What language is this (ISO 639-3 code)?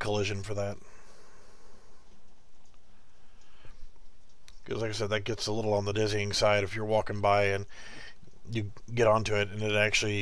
eng